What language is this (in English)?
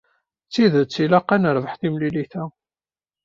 Kabyle